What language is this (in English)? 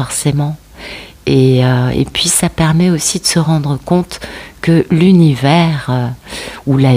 French